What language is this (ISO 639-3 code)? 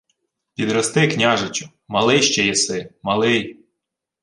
ukr